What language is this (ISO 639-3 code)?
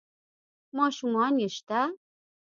pus